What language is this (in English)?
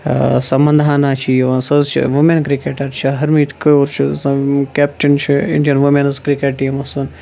Kashmiri